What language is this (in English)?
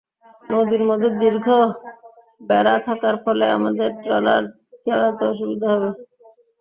Bangla